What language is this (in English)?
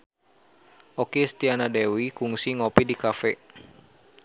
Sundanese